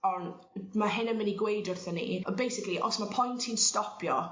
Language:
Welsh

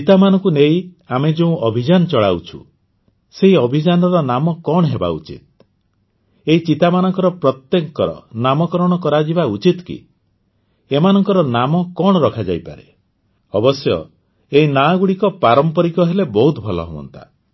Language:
Odia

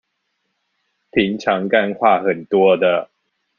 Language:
Chinese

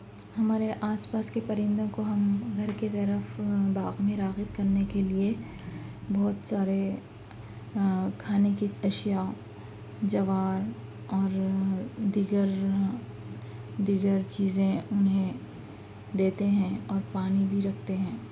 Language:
Urdu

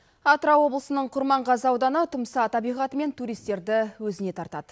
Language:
Kazakh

